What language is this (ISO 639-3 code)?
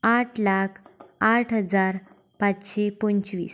kok